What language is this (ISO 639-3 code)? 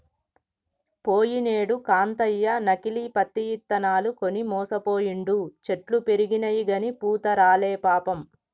tel